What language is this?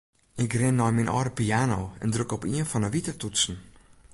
Western Frisian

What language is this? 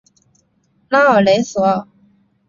Chinese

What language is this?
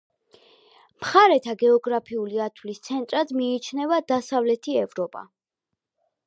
Georgian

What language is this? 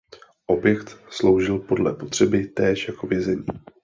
Czech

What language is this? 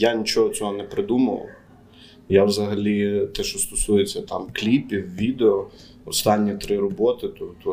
Ukrainian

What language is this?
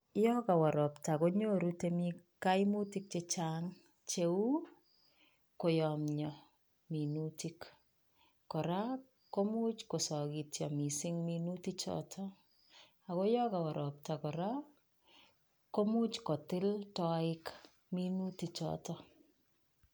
Kalenjin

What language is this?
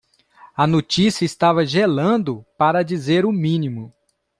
Portuguese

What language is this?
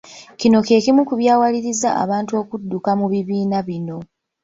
Ganda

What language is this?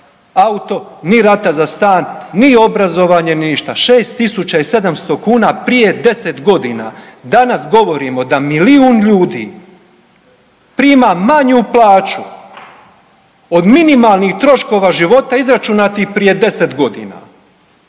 Croatian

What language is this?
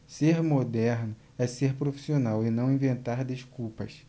Portuguese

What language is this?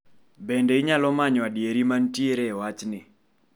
Luo (Kenya and Tanzania)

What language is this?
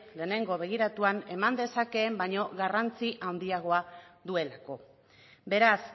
Basque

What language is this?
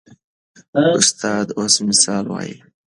Pashto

